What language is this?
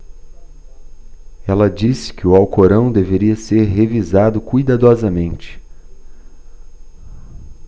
Portuguese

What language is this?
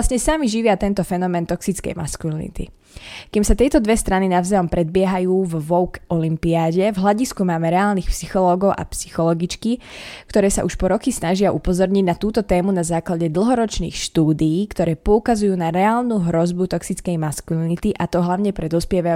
Slovak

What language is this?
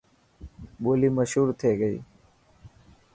Dhatki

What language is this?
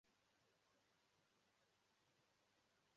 Igbo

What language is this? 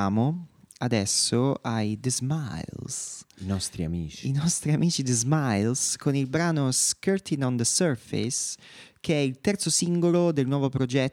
Italian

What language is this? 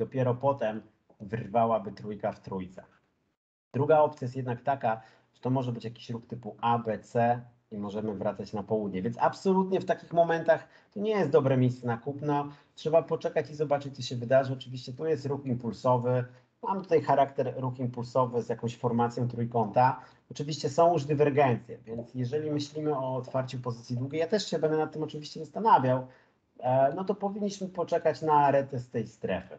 Polish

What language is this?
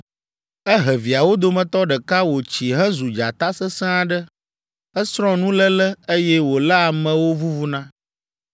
Ewe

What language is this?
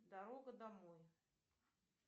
Russian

